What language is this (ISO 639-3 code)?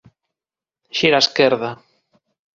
glg